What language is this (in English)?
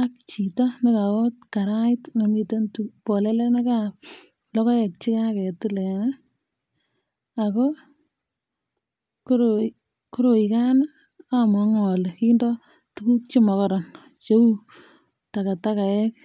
Kalenjin